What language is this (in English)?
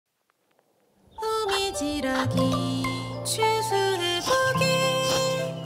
Korean